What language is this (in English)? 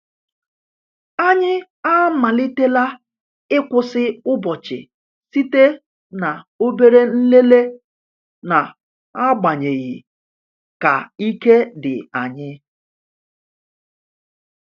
Igbo